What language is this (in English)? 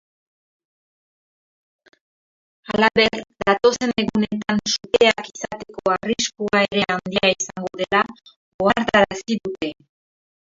Basque